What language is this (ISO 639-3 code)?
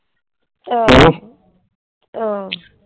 pan